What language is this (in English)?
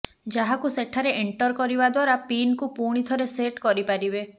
Odia